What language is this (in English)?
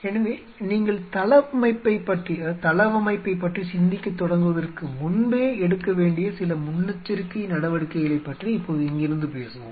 Tamil